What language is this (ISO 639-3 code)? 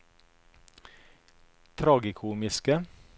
nor